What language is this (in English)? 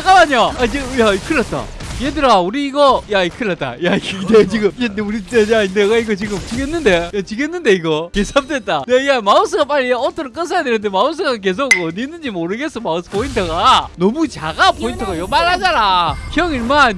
Korean